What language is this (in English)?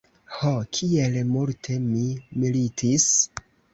Esperanto